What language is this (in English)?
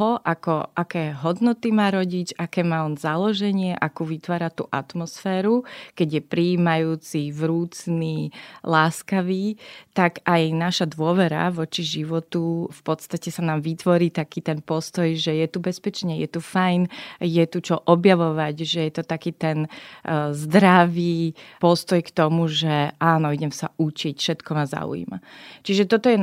Slovak